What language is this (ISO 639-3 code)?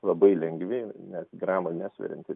lit